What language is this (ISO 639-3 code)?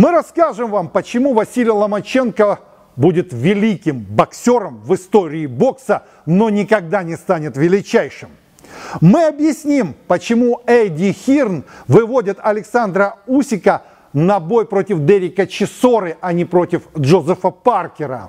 rus